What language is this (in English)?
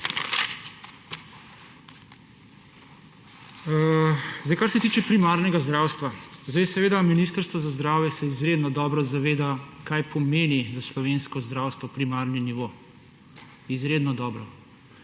Slovenian